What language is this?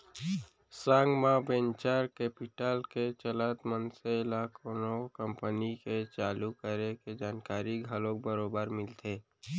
Chhattisgarhi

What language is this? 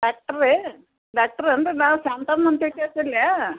Kannada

